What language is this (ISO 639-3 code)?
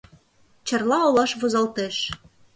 chm